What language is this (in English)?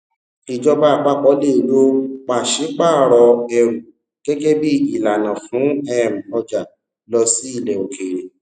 Yoruba